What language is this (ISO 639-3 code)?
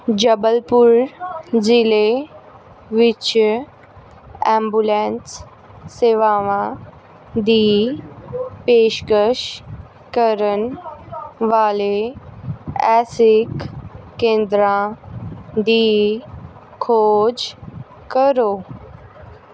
pan